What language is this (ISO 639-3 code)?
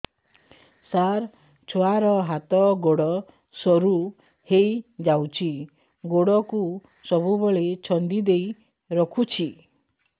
ori